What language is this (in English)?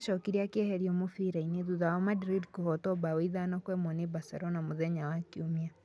Kikuyu